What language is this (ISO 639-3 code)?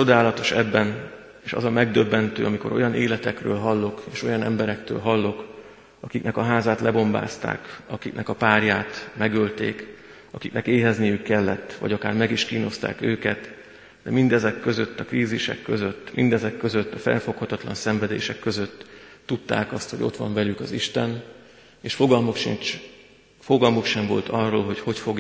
hun